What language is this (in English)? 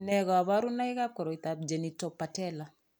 Kalenjin